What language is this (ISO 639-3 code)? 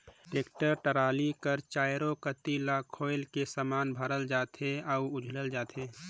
hne